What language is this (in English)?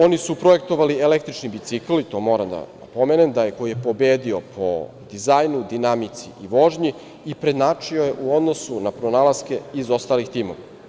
Serbian